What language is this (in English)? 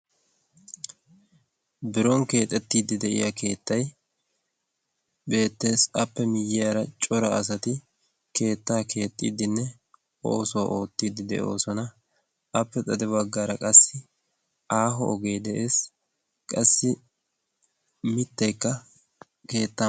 Wolaytta